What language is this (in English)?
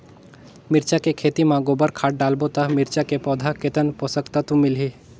Chhattisgarhi